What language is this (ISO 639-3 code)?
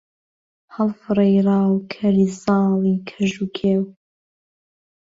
ckb